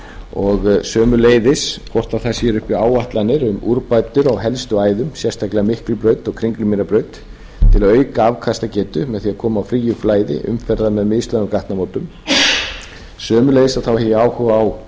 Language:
Icelandic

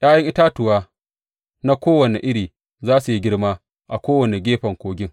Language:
Hausa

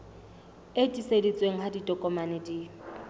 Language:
Southern Sotho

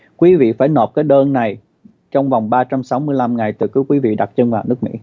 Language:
Vietnamese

